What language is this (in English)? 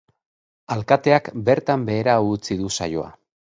Basque